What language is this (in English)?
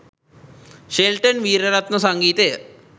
Sinhala